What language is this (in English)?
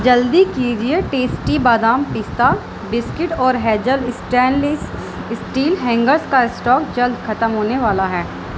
Urdu